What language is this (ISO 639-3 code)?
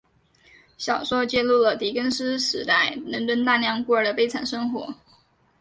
zho